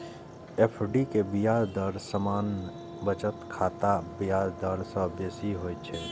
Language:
Maithili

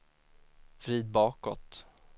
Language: Swedish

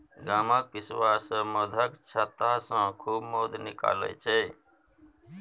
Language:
Maithili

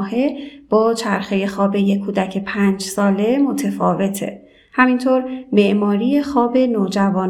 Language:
Persian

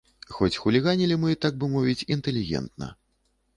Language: Belarusian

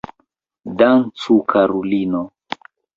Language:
Esperanto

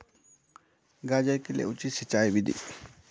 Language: Hindi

